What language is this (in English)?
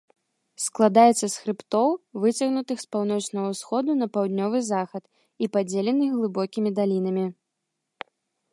Belarusian